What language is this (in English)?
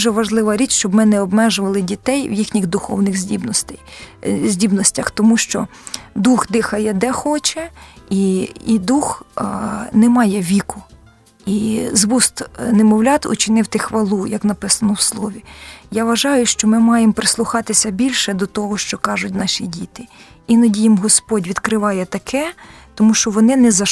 Ukrainian